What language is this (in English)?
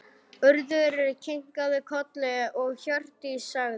Icelandic